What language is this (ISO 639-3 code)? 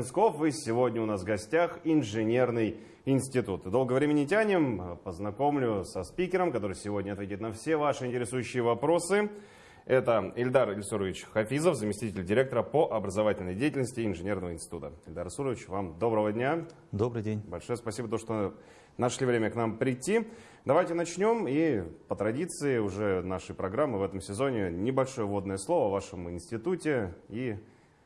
rus